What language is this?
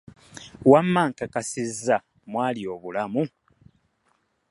Ganda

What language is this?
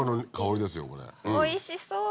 Japanese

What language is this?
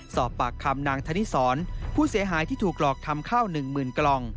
Thai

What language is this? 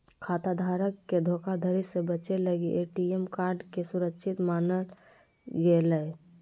Magahi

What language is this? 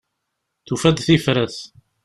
Kabyle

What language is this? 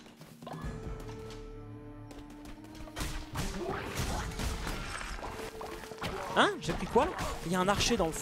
French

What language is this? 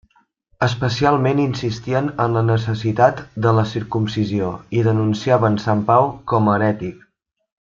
Catalan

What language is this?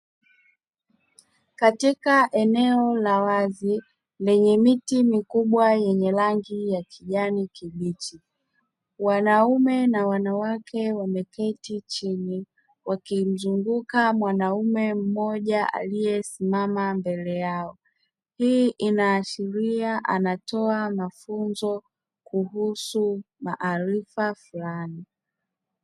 Swahili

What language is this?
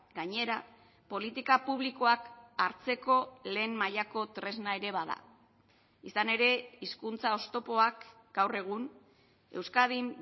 Basque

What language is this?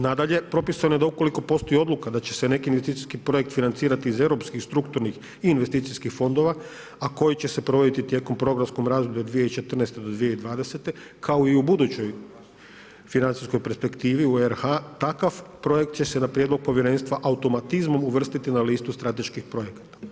Croatian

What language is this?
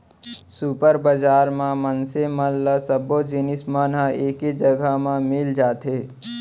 Chhattisgarhi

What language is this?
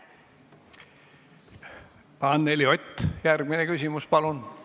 Estonian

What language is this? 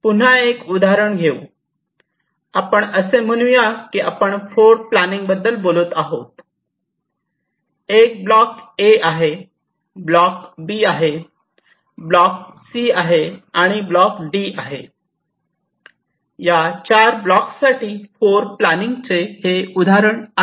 Marathi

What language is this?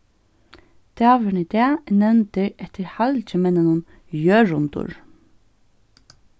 Faroese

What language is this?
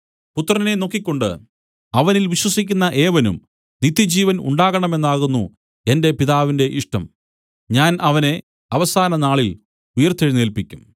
Malayalam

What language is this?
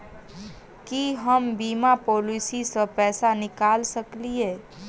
Maithili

